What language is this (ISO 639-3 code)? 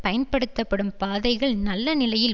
tam